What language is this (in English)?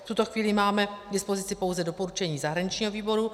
Czech